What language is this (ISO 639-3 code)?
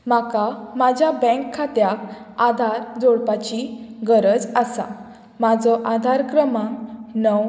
kok